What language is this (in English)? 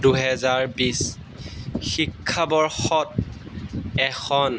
Assamese